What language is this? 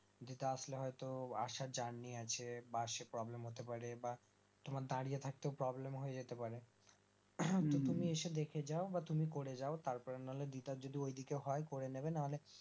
Bangla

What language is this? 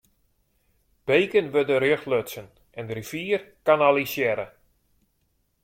Western Frisian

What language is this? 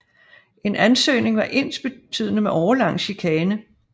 Danish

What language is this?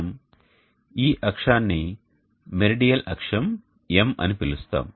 Telugu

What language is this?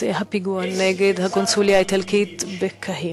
Hebrew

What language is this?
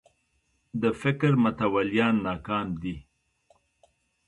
Pashto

